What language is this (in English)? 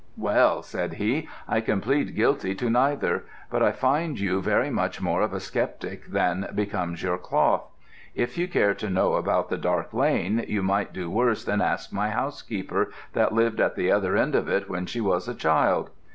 English